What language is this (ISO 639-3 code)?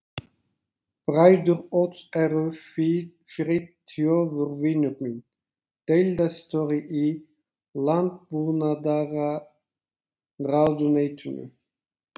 isl